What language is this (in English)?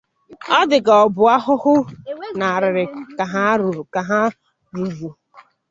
Igbo